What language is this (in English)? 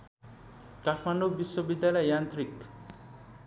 Nepali